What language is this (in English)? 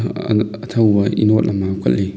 Manipuri